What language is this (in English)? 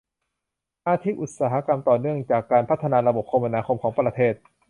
Thai